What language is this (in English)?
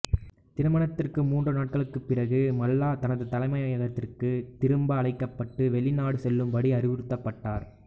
Tamil